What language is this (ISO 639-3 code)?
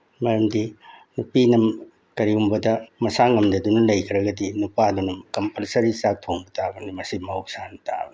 mni